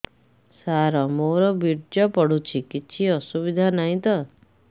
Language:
Odia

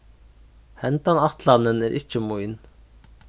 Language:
Faroese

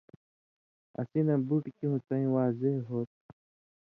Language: Indus Kohistani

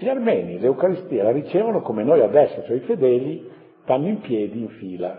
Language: Italian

